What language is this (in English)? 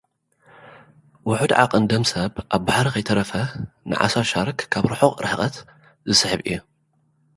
Tigrinya